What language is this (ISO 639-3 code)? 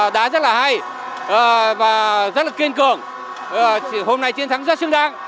vie